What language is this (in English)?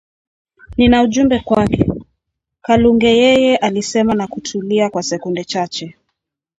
Swahili